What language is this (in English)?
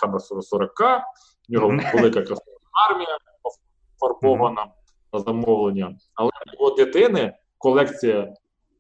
Ukrainian